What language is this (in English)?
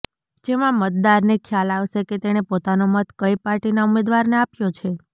Gujarati